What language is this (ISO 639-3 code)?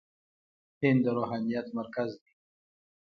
pus